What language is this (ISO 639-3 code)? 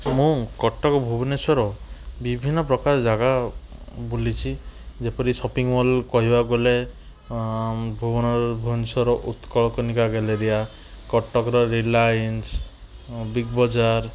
ori